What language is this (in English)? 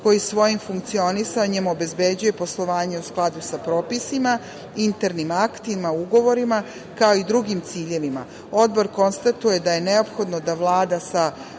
Serbian